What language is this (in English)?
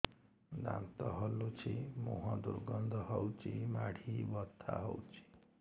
Odia